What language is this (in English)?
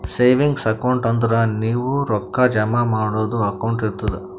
Kannada